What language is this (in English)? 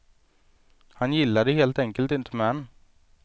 Swedish